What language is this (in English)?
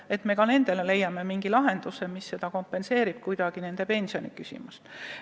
Estonian